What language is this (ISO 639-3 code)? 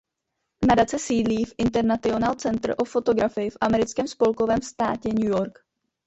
ces